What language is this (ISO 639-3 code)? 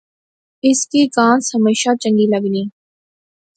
phr